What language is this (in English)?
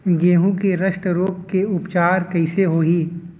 Chhattisgarhi